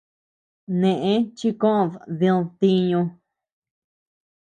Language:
Tepeuxila Cuicatec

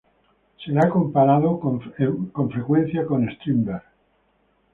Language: Spanish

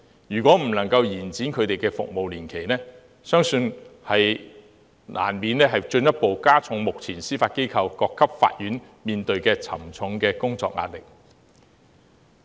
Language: Cantonese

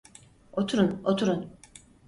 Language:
Turkish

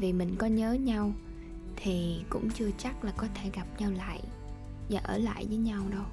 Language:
Vietnamese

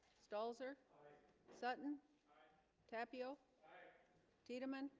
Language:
English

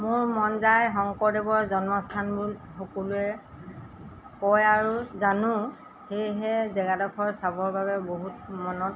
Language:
Assamese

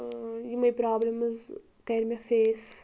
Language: Kashmiri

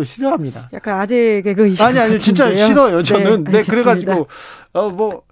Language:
Korean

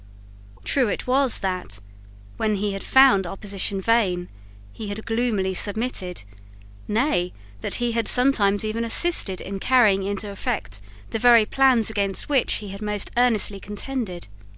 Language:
English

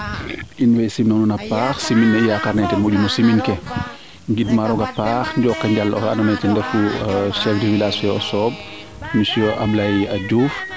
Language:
Serer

